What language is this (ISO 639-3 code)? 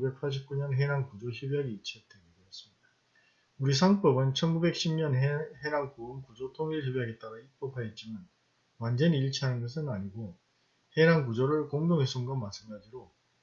kor